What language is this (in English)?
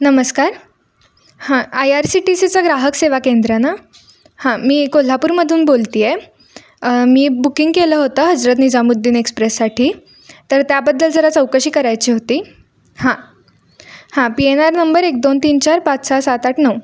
Marathi